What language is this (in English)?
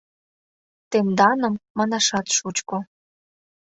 Mari